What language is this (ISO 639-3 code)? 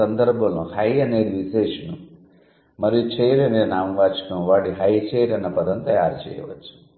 tel